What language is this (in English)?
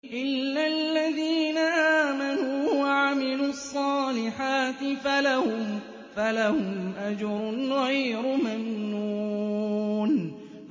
Arabic